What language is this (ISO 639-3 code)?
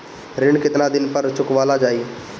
bho